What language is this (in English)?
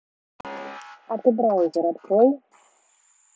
Russian